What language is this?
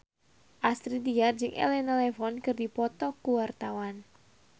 Sundanese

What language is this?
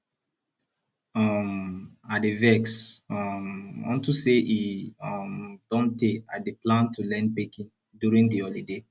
Nigerian Pidgin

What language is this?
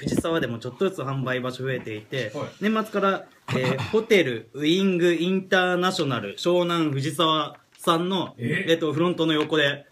Japanese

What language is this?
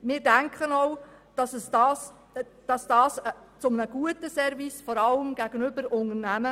Swiss German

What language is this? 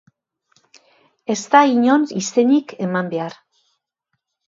Basque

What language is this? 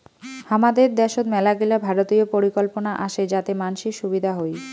Bangla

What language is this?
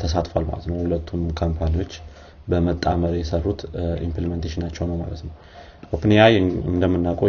Amharic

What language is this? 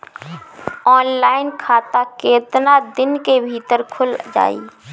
Bhojpuri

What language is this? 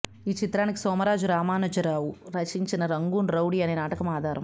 Telugu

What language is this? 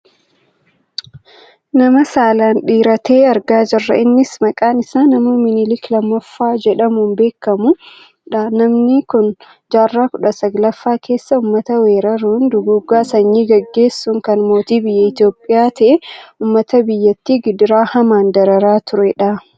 Oromo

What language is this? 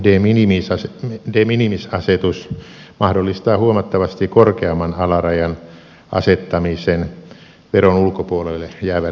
Finnish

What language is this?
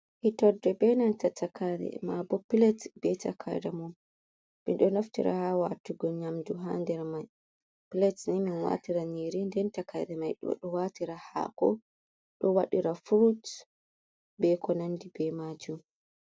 Fula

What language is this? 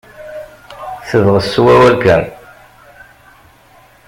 Kabyle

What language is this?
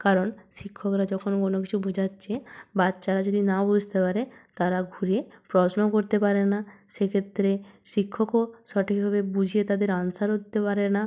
Bangla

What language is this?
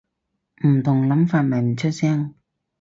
Cantonese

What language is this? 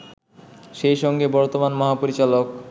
Bangla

